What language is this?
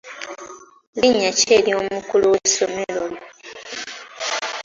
Ganda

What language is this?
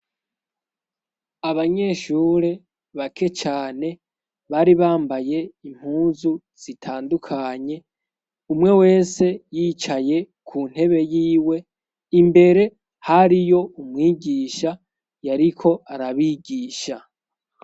Rundi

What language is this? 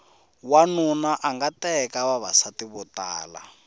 Tsonga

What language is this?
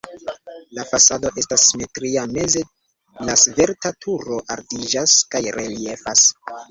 Esperanto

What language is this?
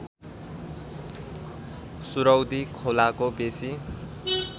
Nepali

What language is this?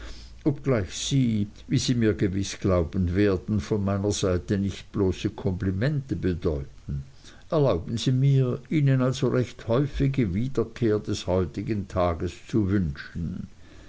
German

